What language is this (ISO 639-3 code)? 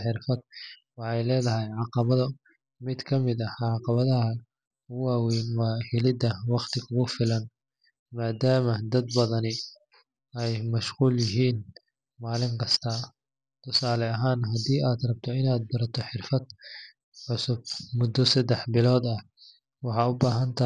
som